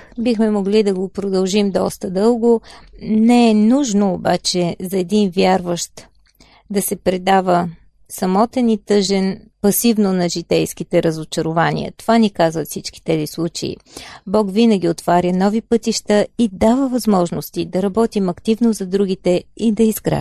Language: Bulgarian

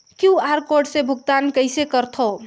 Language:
Chhattisgarhi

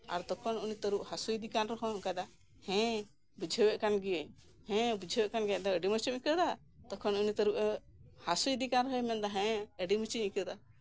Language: Santali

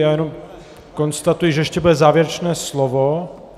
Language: Czech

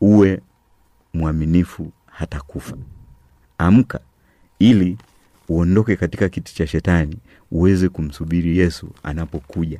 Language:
Swahili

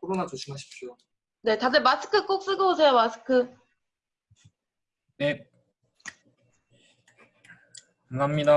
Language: Korean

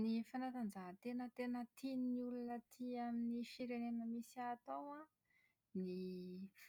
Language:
Malagasy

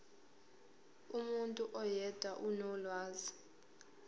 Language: Zulu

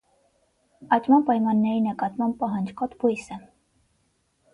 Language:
Armenian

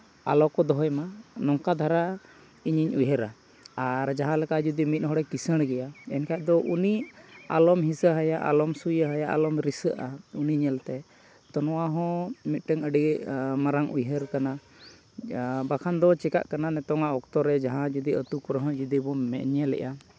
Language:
Santali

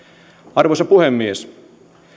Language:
Finnish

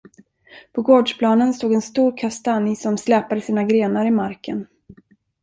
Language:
Swedish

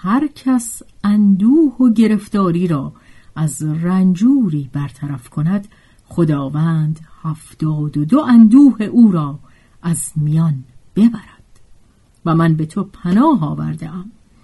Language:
Persian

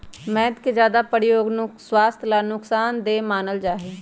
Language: Magahi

